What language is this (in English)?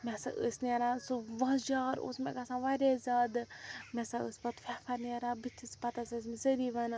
Kashmiri